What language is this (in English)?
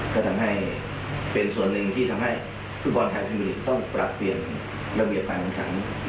Thai